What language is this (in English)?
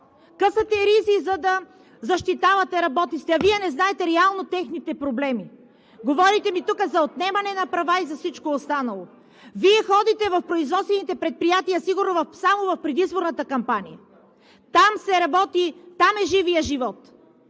Bulgarian